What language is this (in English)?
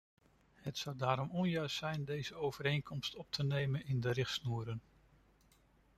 Dutch